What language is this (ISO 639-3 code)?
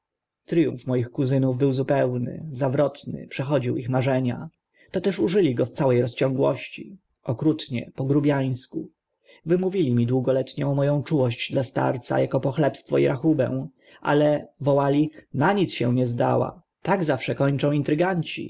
pol